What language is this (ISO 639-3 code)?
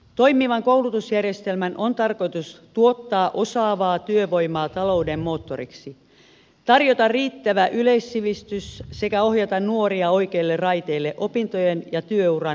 fin